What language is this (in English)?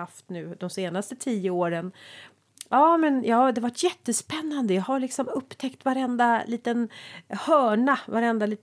Swedish